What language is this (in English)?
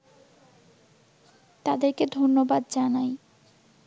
Bangla